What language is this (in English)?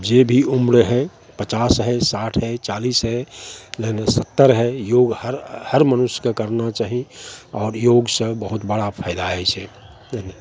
Maithili